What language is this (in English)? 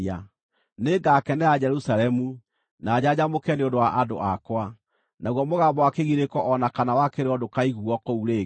Kikuyu